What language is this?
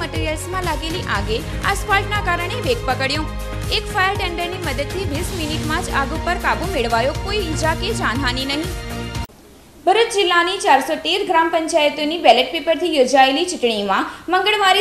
Hindi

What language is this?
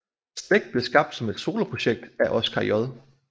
Danish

